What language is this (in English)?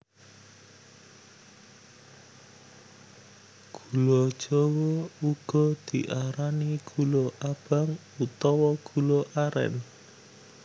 Javanese